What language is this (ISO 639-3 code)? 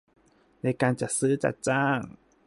tha